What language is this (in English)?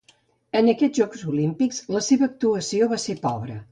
Catalan